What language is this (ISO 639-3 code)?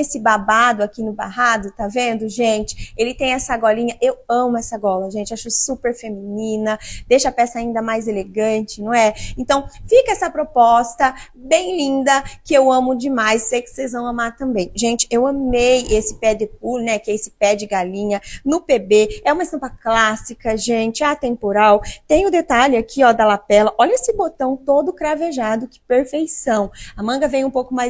por